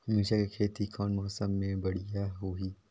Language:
Chhattisgarhi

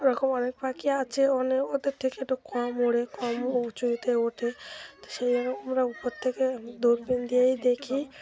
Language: Bangla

